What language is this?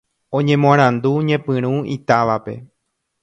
Guarani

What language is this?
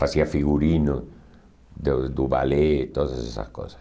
Portuguese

